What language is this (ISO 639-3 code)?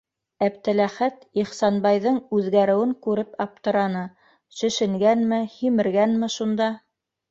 bak